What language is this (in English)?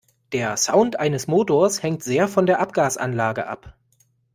German